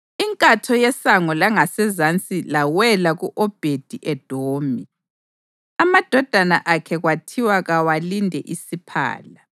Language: North Ndebele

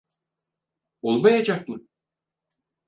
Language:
Turkish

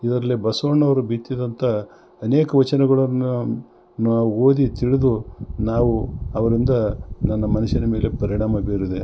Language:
Kannada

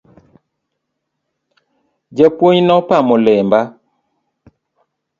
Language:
Luo (Kenya and Tanzania)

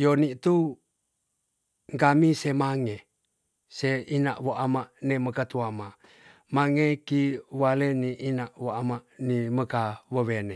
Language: Tonsea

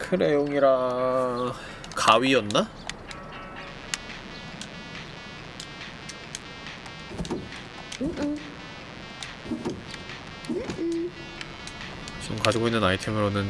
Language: Korean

